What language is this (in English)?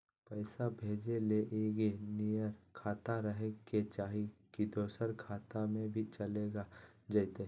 Magahi